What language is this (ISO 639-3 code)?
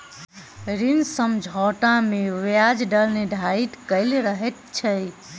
mai